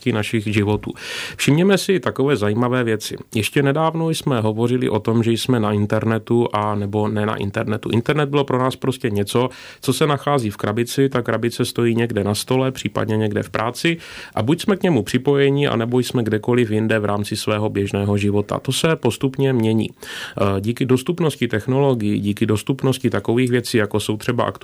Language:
Czech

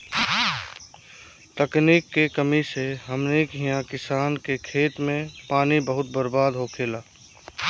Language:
Bhojpuri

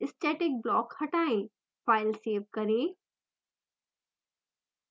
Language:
Hindi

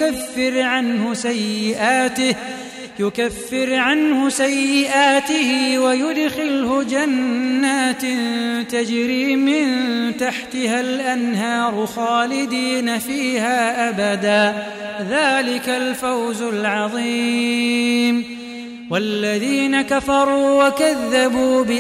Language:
Arabic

